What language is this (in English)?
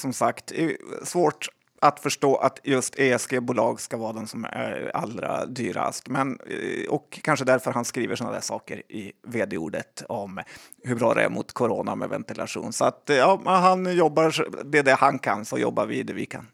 Swedish